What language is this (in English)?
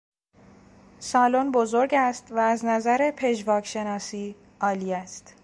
Persian